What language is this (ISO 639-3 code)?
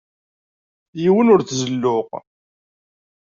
kab